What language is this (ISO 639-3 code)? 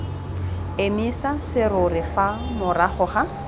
tsn